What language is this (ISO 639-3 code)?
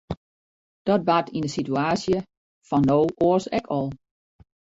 fry